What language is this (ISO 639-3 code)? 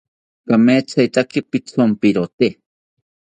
cpy